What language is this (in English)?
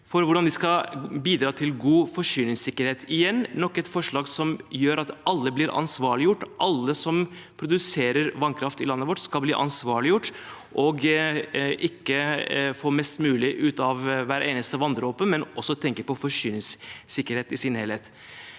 Norwegian